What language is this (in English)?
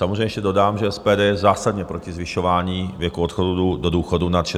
Czech